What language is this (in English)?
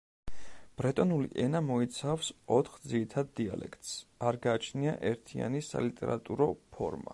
Georgian